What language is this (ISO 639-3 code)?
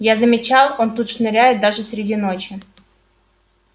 rus